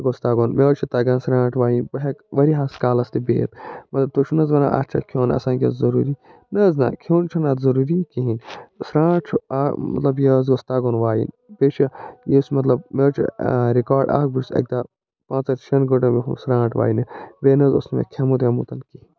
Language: Kashmiri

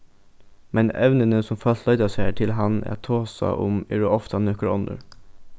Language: Faroese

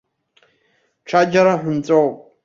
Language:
Abkhazian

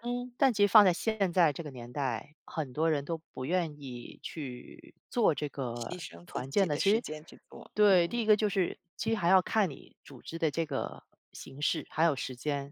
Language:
Chinese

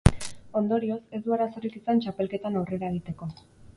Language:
Basque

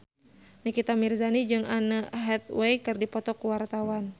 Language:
Sundanese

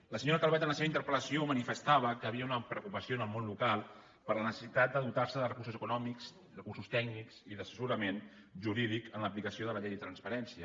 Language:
Catalan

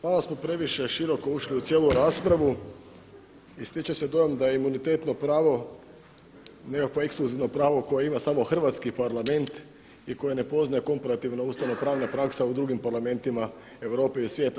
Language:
Croatian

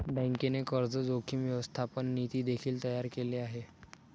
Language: Marathi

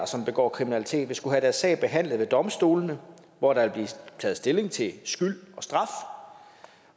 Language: Danish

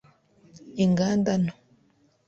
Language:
Kinyarwanda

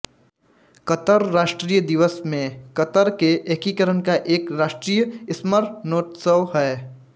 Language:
Hindi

